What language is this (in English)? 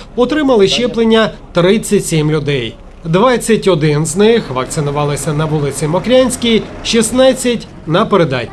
Ukrainian